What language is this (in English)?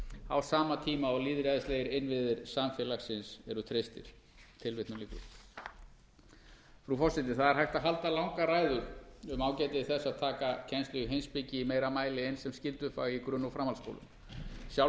Icelandic